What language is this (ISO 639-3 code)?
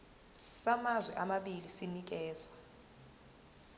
zul